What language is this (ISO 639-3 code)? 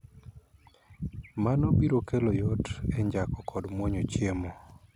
luo